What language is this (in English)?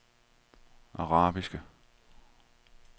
Danish